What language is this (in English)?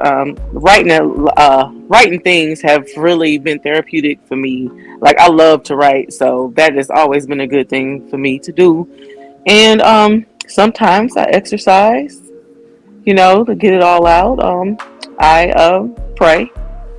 English